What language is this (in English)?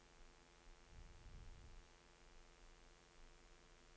Norwegian